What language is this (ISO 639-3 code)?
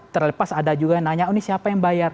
ind